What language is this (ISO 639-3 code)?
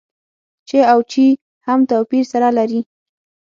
pus